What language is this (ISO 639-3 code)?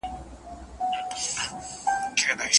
pus